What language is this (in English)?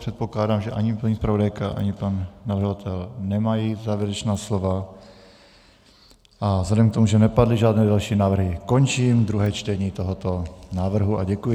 Czech